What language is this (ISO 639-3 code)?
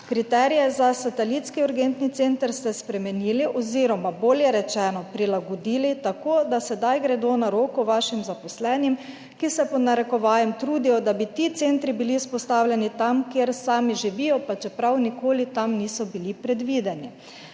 slv